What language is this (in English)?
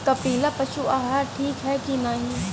Bhojpuri